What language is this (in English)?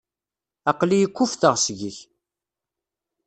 Kabyle